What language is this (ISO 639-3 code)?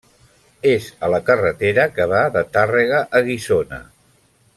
cat